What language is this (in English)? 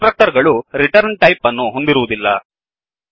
Kannada